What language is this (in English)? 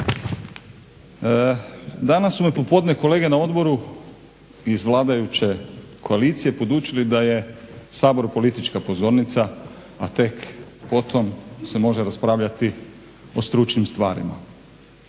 Croatian